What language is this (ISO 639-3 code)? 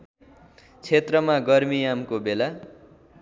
nep